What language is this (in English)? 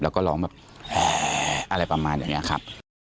Thai